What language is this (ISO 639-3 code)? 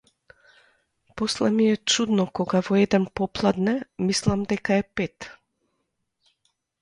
mkd